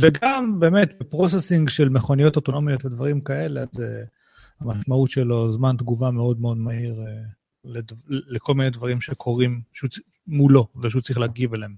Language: Hebrew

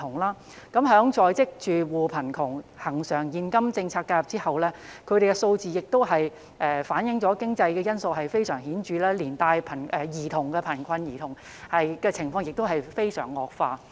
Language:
Cantonese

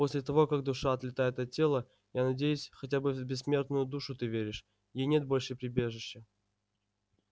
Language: Russian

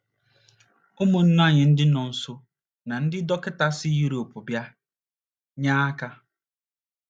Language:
Igbo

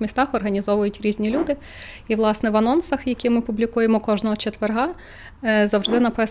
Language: Ukrainian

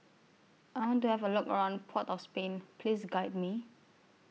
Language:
English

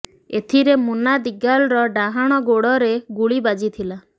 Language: Odia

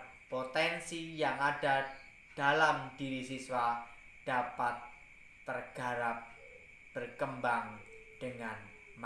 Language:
Indonesian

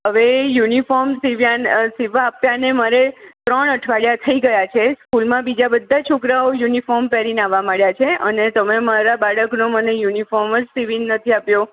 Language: Gujarati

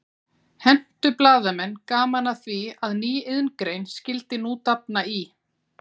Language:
Icelandic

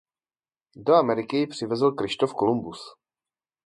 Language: Czech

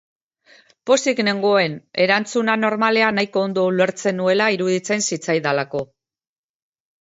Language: Basque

